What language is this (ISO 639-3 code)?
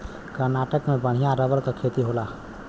bho